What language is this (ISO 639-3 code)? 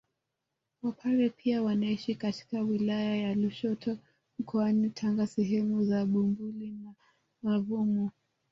swa